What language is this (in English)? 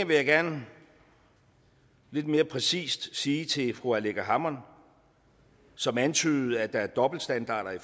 Danish